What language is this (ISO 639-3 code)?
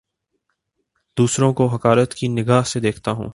urd